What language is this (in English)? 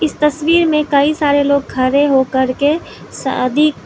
Hindi